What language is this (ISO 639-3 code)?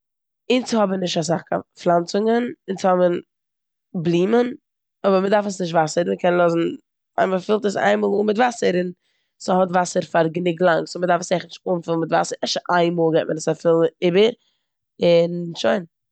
yid